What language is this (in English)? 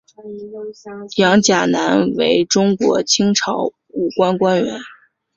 Chinese